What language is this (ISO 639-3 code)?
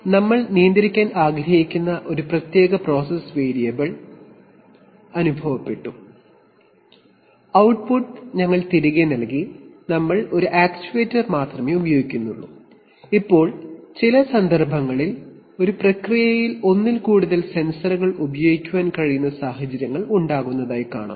mal